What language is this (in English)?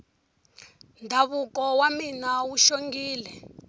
Tsonga